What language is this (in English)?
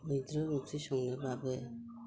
Bodo